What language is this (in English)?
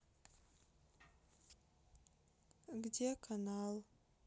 Russian